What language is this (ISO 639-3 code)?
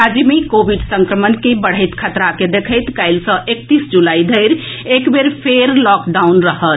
mai